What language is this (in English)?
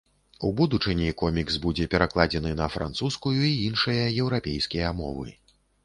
Belarusian